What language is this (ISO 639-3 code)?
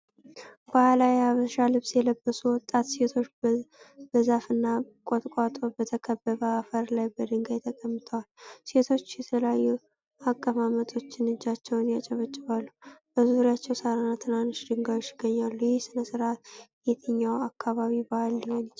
amh